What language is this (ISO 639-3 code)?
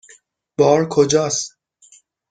fas